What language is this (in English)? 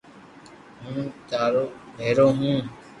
Loarki